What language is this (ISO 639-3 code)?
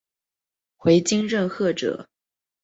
zho